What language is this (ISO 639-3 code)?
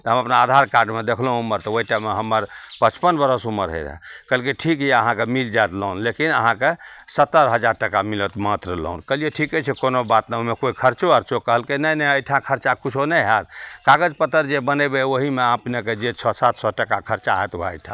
mai